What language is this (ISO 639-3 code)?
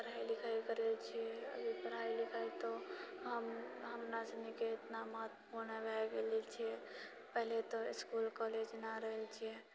mai